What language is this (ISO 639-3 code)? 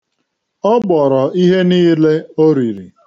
ibo